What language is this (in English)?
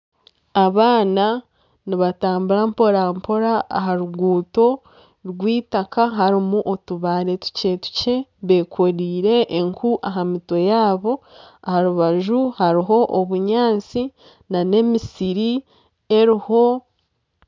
Nyankole